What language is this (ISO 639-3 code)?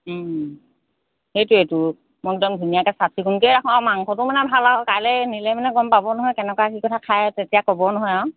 asm